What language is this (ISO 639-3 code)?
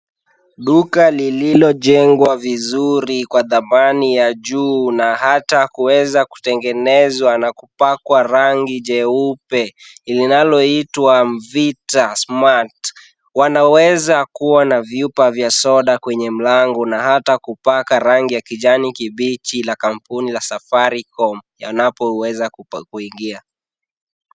swa